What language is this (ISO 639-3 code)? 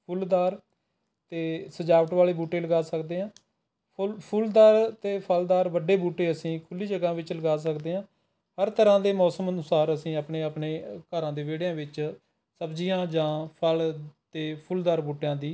pan